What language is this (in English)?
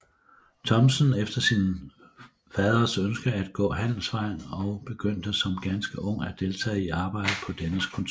Danish